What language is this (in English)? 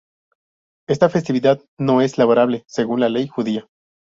Spanish